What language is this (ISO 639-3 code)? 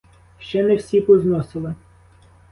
ukr